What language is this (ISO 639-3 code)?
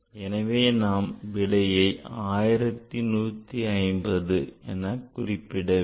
tam